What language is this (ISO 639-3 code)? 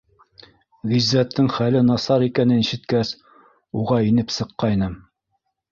bak